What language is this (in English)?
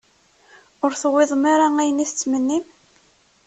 Kabyle